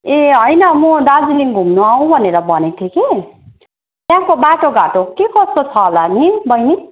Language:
Nepali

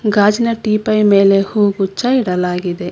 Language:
Kannada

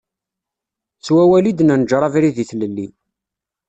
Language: Kabyle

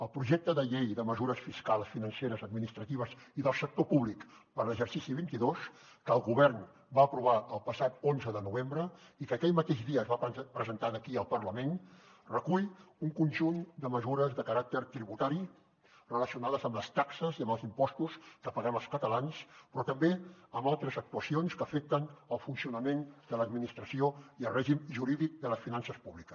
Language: Catalan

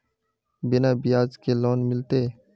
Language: Magahi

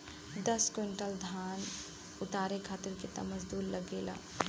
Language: Bhojpuri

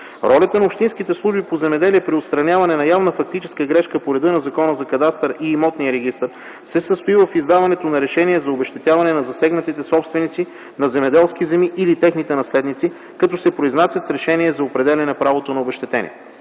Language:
Bulgarian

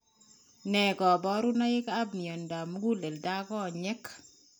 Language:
Kalenjin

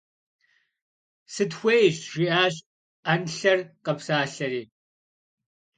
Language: Kabardian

